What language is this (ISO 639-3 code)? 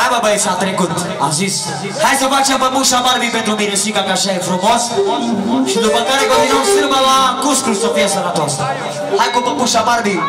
ron